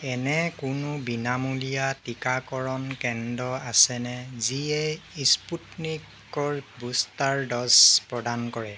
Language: Assamese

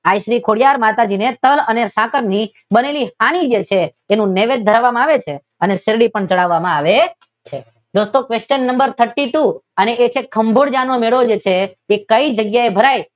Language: Gujarati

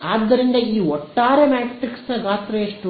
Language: Kannada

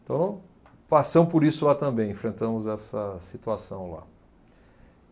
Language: Portuguese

